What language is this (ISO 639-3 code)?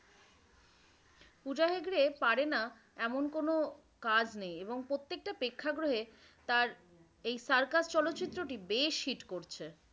ben